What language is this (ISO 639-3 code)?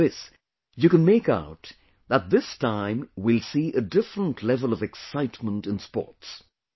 eng